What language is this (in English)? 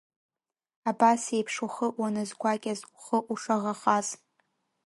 Abkhazian